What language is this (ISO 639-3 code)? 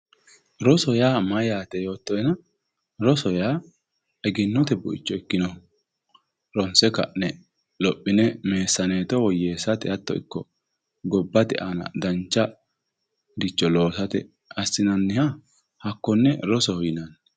sid